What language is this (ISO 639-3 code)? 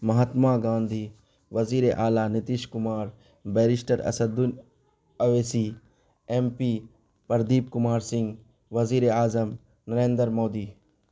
urd